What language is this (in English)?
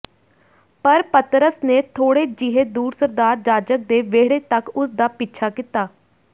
Punjabi